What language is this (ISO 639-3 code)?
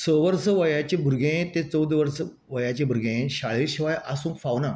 kok